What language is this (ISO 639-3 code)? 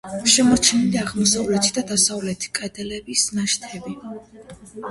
kat